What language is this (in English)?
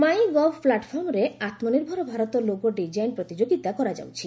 Odia